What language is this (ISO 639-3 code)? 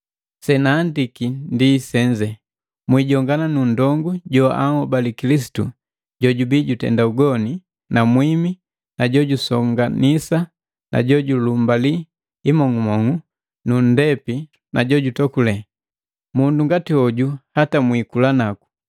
mgv